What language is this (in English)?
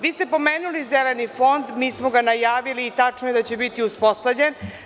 Serbian